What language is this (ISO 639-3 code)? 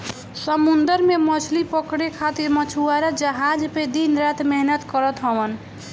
bho